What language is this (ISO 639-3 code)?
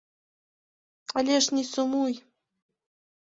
bel